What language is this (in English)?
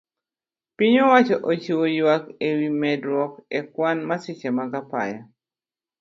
Luo (Kenya and Tanzania)